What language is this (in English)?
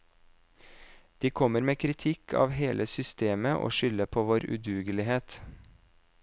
Norwegian